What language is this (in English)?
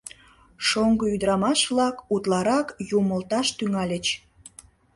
Mari